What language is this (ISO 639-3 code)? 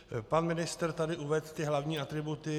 ces